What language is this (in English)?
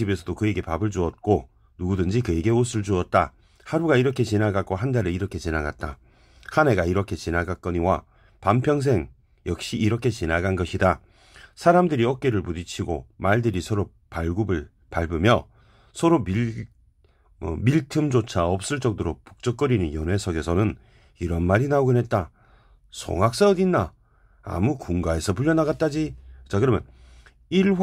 Korean